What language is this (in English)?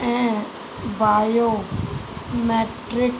Sindhi